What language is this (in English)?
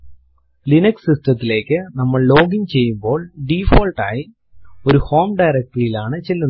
Malayalam